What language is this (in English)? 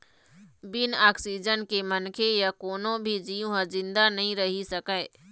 Chhattisgarhi